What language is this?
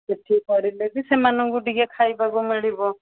Odia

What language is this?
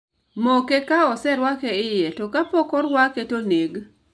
Luo (Kenya and Tanzania)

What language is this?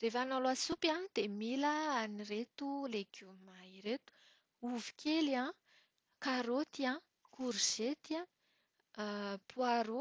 Malagasy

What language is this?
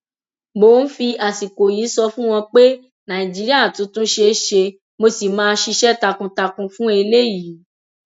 Yoruba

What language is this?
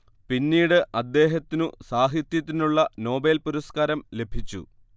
Malayalam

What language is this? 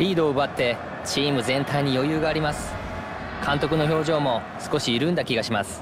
Japanese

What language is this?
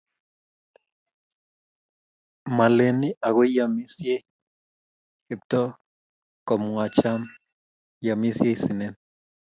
Kalenjin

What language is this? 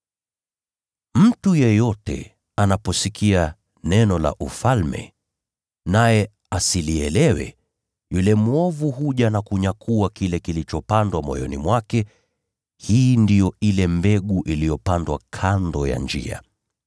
Swahili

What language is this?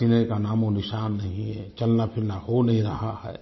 Hindi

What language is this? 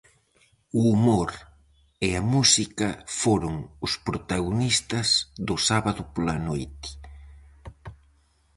Galician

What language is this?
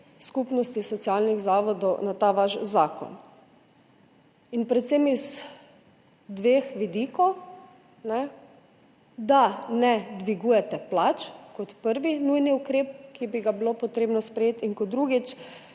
Slovenian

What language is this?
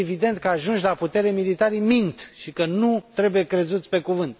Romanian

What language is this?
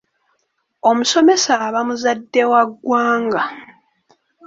Ganda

